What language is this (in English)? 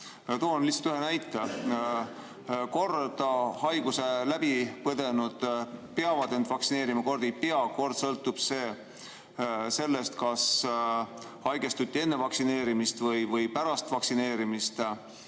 Estonian